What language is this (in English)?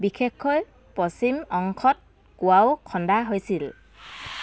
Assamese